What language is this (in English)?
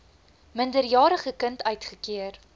Afrikaans